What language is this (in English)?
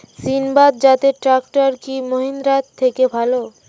Bangla